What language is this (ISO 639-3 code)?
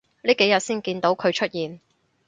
yue